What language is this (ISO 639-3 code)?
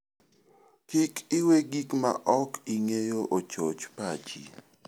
luo